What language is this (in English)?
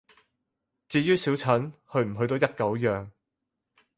Cantonese